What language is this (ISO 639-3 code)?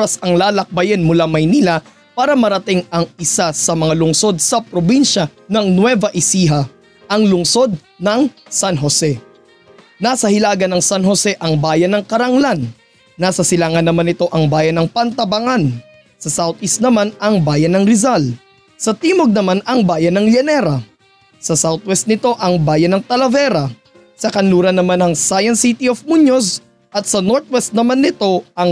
fil